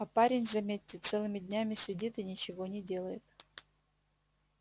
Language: Russian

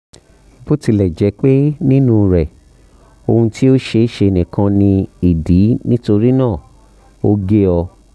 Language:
Yoruba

